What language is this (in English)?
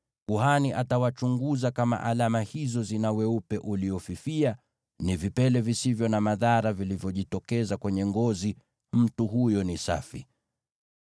Swahili